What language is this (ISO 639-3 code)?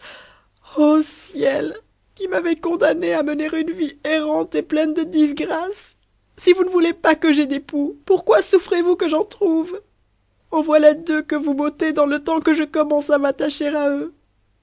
fra